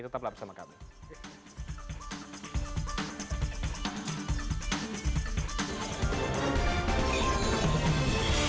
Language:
Indonesian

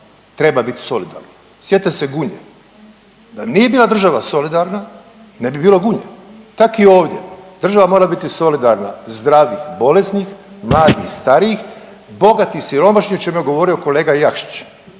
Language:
Croatian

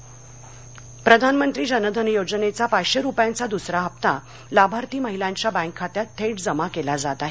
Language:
Marathi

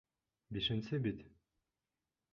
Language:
Bashkir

